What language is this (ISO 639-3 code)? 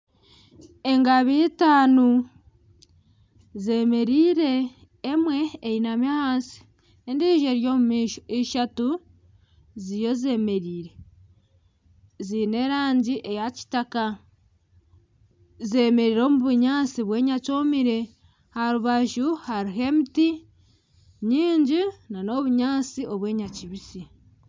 nyn